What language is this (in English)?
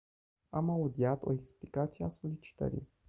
Romanian